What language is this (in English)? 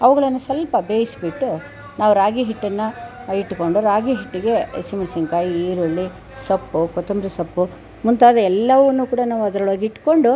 Kannada